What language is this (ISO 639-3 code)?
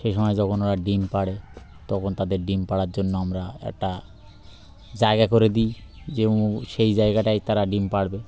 ben